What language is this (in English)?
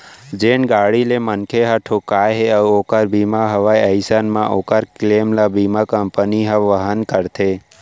Chhattisgarhi